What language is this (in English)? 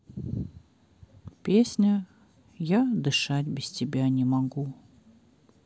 Russian